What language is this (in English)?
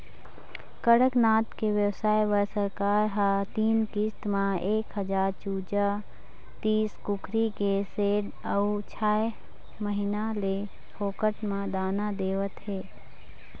Chhattisgarhi